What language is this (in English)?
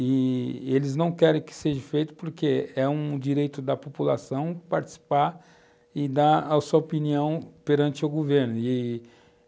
Portuguese